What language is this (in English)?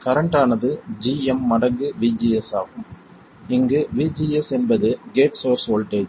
Tamil